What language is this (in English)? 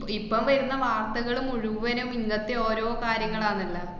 Malayalam